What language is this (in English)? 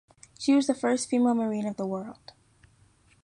English